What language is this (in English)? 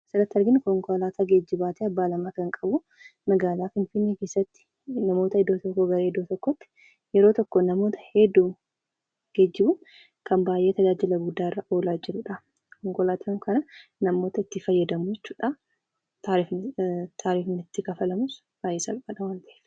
Oromo